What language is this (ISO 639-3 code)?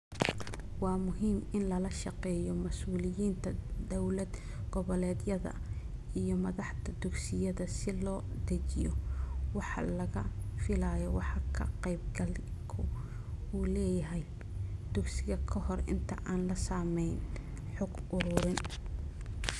som